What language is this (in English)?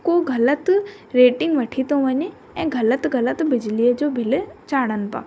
Sindhi